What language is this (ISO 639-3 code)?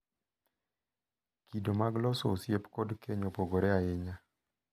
luo